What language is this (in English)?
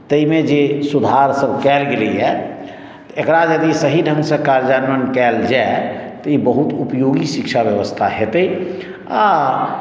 Maithili